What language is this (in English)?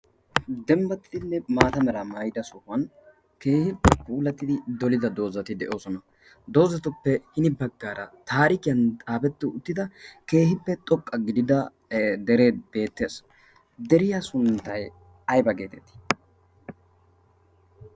Wolaytta